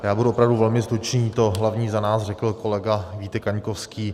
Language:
Czech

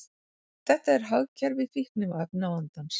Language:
Icelandic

